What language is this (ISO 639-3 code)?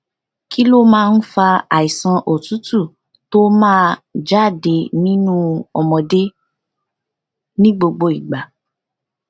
yor